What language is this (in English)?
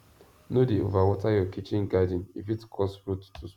Nigerian Pidgin